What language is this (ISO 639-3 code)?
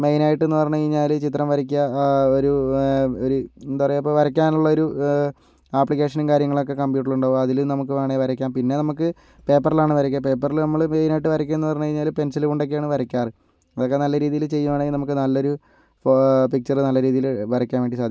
mal